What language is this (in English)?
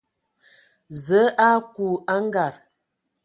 Ewondo